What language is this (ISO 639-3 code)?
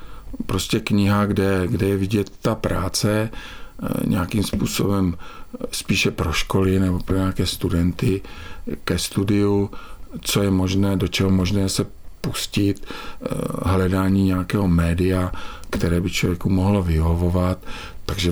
ces